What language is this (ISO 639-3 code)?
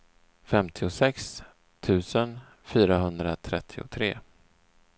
swe